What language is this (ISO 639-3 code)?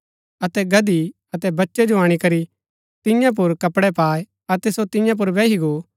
gbk